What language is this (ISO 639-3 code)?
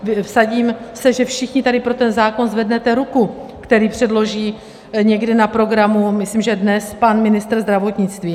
ces